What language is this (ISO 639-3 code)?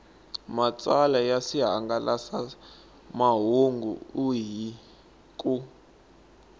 tso